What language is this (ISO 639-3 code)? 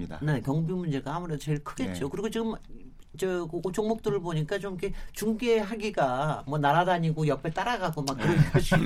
kor